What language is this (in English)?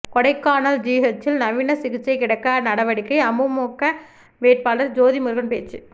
Tamil